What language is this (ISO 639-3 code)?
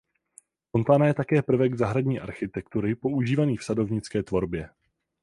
ces